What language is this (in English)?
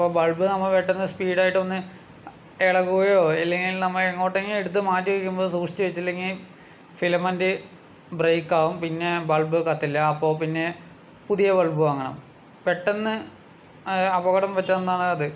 Malayalam